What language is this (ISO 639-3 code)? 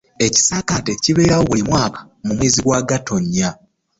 lug